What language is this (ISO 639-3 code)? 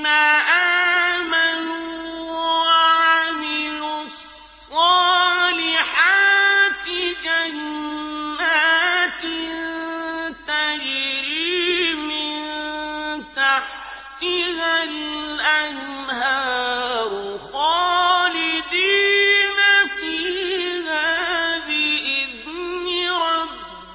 ara